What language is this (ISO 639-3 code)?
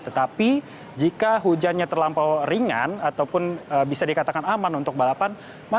ind